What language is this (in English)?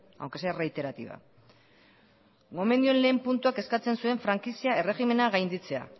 Basque